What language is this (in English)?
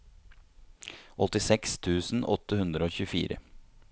Norwegian